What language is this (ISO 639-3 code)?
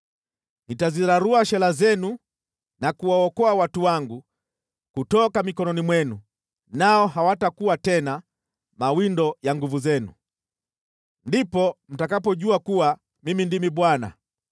swa